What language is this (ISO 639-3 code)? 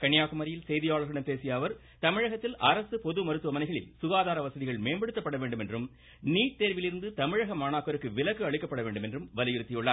tam